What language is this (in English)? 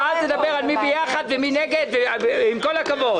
Hebrew